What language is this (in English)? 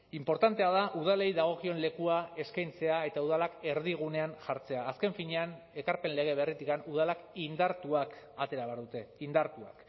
Basque